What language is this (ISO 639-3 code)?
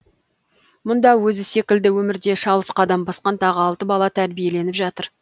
kaz